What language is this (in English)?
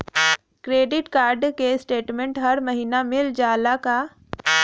Bhojpuri